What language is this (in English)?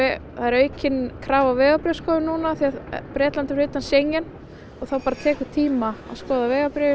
Icelandic